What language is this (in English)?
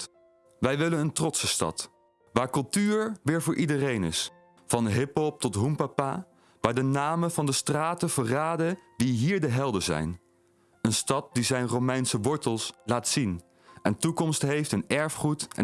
Dutch